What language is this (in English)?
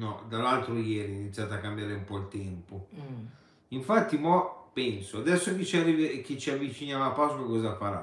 Italian